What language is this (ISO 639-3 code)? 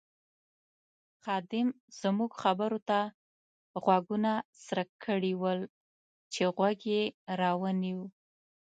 pus